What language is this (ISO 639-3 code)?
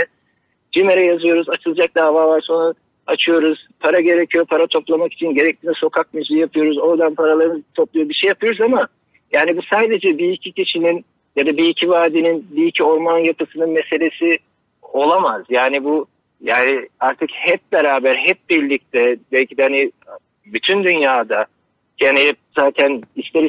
tur